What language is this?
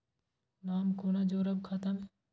Maithili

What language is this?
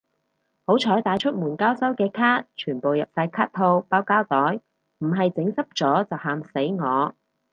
Cantonese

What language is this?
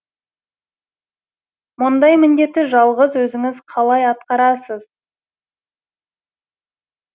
Kazakh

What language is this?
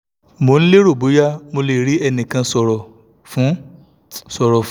Yoruba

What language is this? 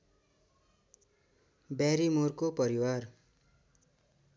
Nepali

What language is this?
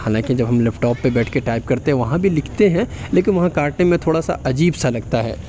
Urdu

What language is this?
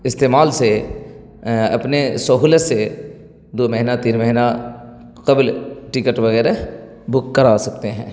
Urdu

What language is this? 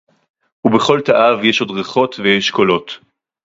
Hebrew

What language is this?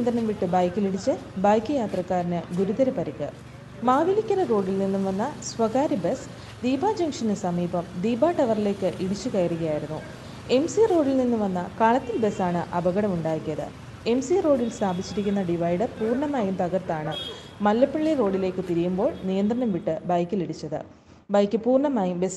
Turkish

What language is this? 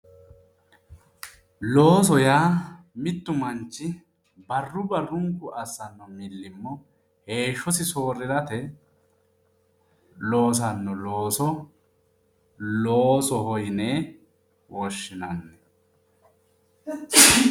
Sidamo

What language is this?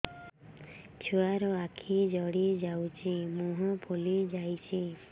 Odia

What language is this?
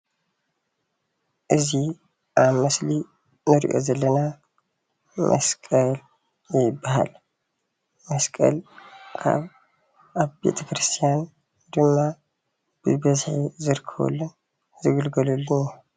Tigrinya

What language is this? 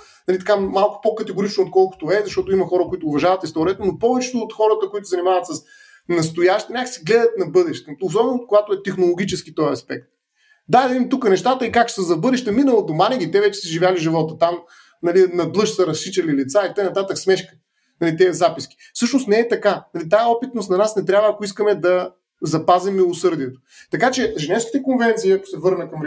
Bulgarian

